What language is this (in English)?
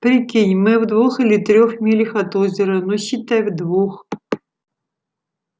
Russian